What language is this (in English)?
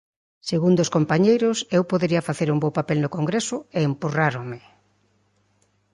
Galician